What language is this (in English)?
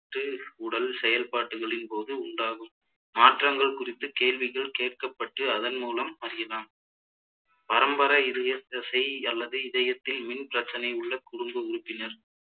Tamil